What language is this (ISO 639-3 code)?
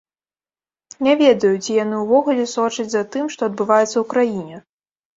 bel